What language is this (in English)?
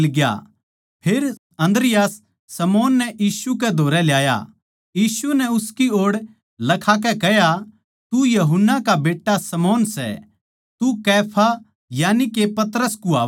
Haryanvi